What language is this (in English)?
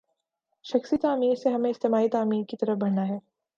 Urdu